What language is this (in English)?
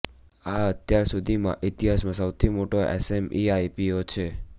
Gujarati